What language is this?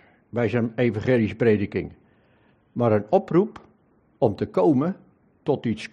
Dutch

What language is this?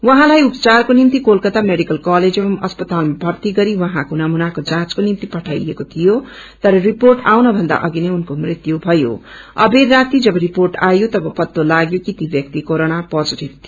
Nepali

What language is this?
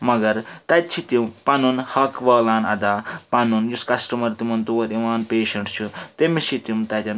Kashmiri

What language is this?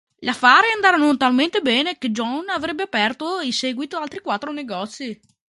Italian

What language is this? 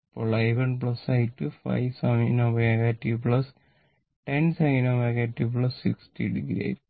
Malayalam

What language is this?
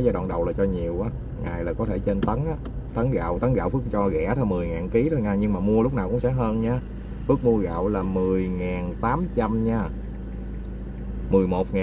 Vietnamese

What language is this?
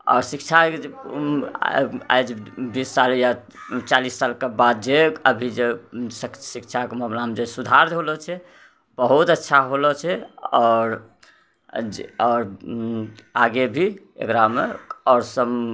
Maithili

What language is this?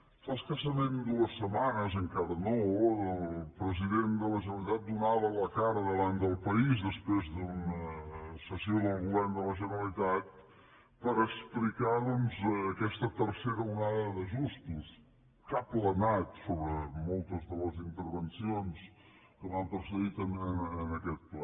Catalan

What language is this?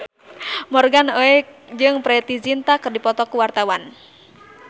Sundanese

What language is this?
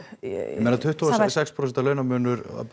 Icelandic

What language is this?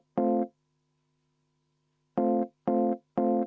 Estonian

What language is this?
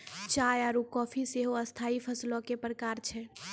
Maithili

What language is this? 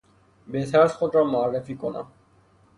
Persian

